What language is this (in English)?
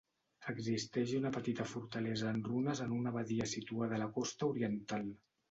Catalan